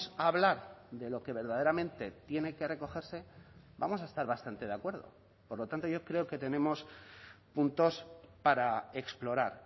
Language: Spanish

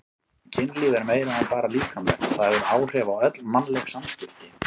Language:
Icelandic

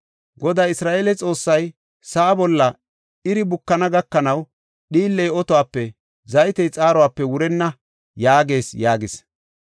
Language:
Gofa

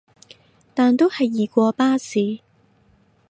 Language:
Cantonese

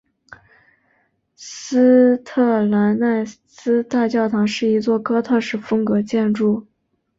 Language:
Chinese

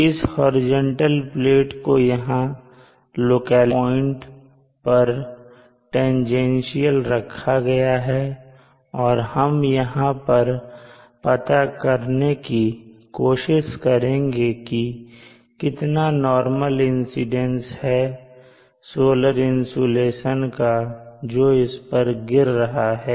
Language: Hindi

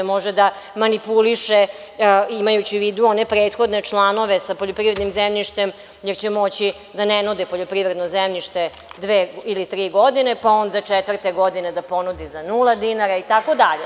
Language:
Serbian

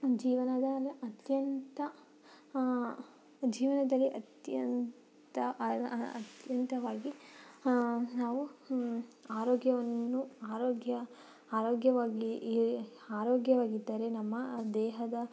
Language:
Kannada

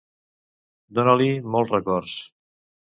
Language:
Catalan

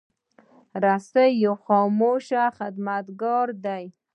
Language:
Pashto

